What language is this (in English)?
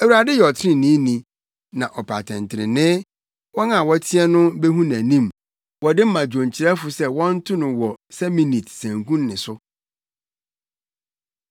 Akan